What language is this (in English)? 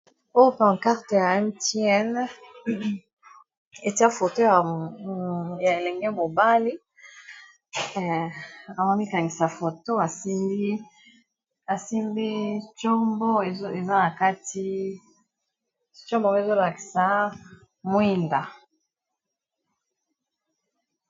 Lingala